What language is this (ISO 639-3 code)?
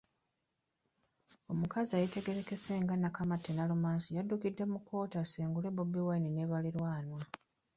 lug